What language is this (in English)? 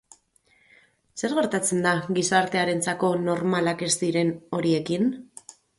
Basque